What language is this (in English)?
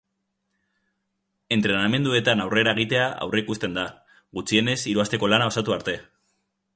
Basque